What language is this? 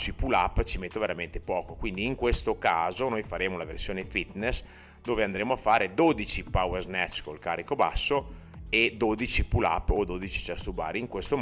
Italian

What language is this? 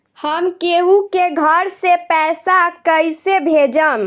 Bhojpuri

